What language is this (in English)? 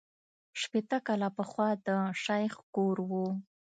Pashto